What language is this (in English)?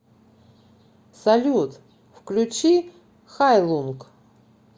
Russian